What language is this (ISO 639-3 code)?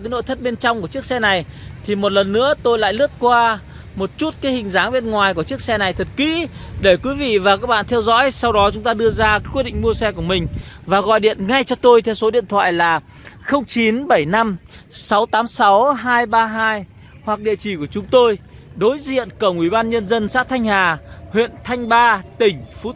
vie